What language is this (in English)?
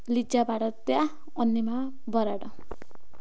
Odia